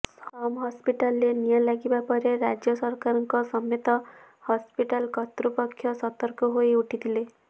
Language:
Odia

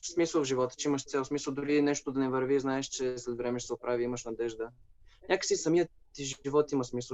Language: Bulgarian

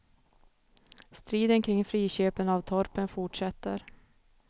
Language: Swedish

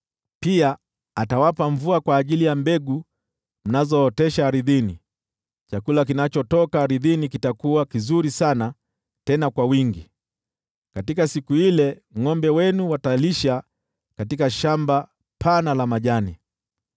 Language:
Swahili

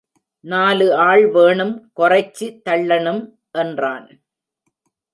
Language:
Tamil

